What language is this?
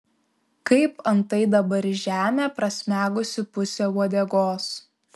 Lithuanian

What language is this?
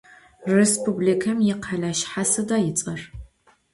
Adyghe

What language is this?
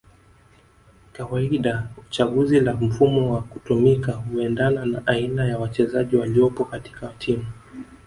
Swahili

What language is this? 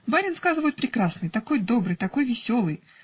Russian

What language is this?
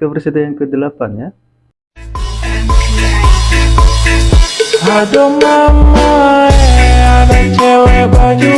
Indonesian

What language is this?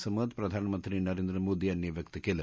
Marathi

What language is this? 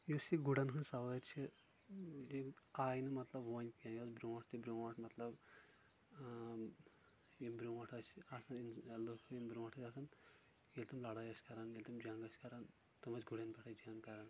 Kashmiri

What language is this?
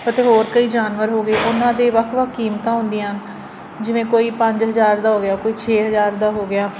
Punjabi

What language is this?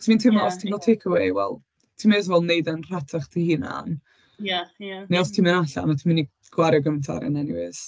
Welsh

